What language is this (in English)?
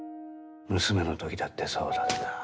Japanese